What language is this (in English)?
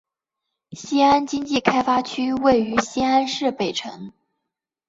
Chinese